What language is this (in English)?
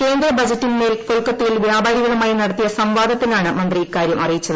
Malayalam